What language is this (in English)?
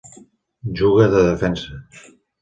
Catalan